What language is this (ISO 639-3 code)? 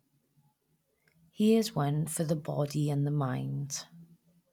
eng